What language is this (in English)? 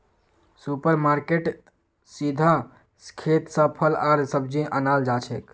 Magahi